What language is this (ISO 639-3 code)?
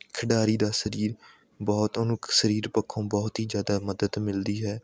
pan